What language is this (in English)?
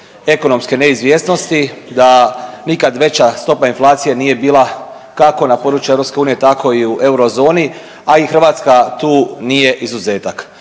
Croatian